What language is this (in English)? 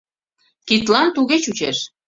Mari